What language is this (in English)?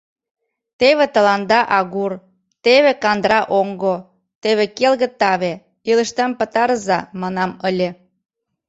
Mari